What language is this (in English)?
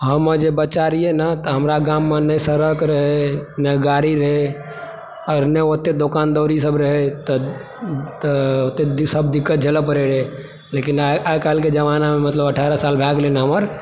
Maithili